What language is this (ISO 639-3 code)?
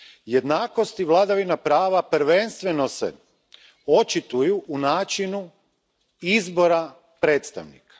hrv